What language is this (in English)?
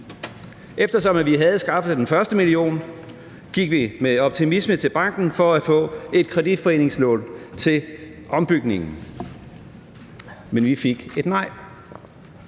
Danish